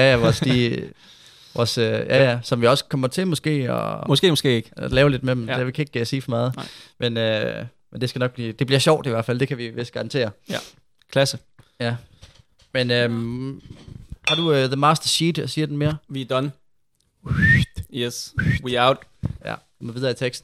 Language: Danish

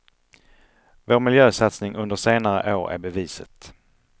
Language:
Swedish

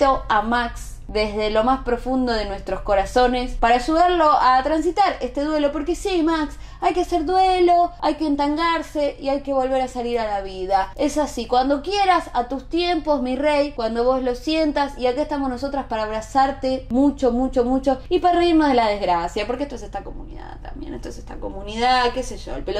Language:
Spanish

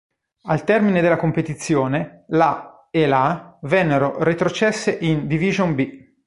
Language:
Italian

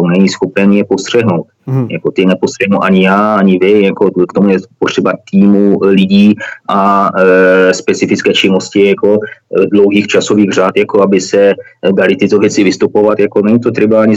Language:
Czech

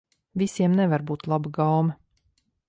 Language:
Latvian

